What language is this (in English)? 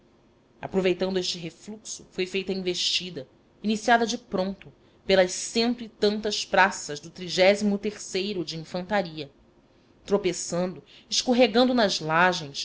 Portuguese